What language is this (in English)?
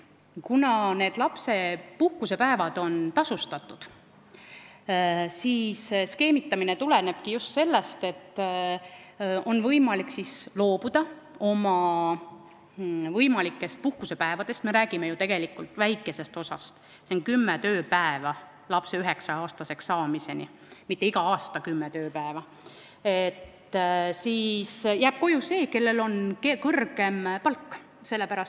Estonian